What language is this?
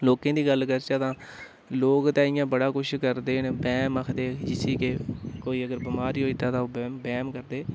Dogri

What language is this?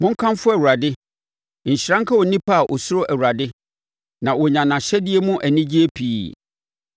Akan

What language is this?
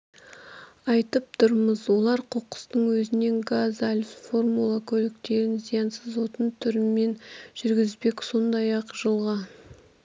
Kazakh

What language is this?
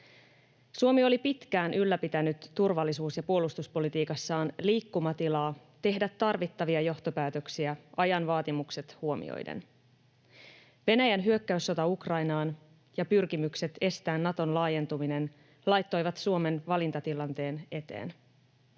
Finnish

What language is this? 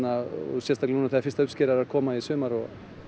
Icelandic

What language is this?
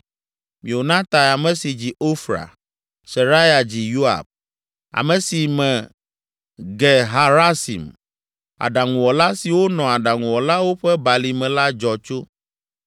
Ewe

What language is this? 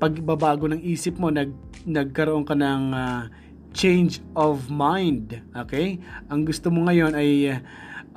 Filipino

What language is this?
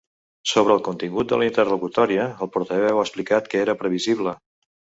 Catalan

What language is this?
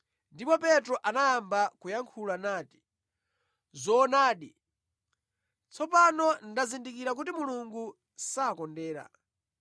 Nyanja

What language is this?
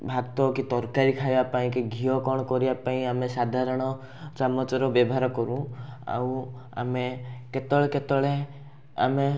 Odia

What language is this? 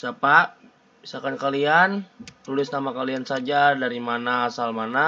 Indonesian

